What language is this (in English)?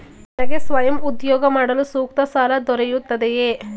Kannada